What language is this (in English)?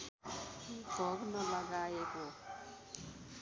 Nepali